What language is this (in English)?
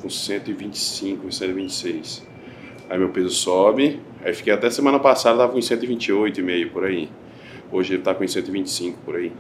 Portuguese